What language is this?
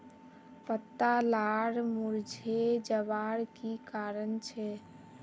Magahi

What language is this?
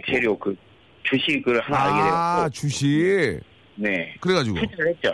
Korean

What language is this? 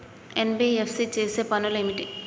Telugu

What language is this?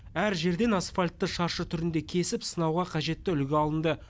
Kazakh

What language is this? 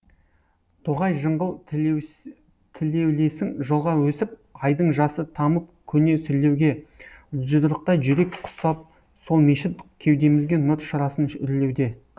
Kazakh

